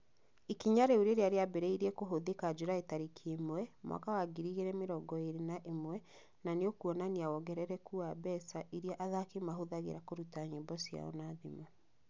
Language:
Kikuyu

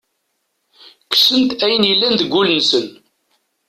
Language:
Kabyle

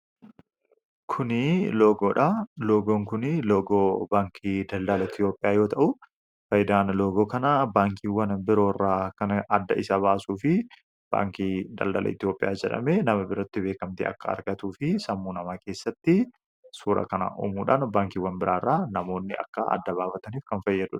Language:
Oromo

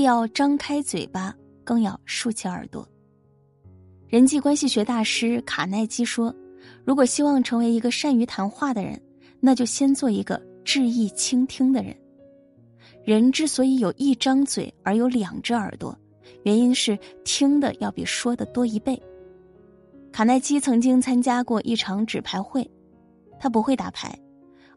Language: Chinese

